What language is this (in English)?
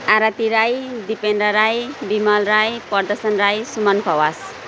Nepali